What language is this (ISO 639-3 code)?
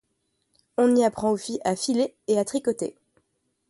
fra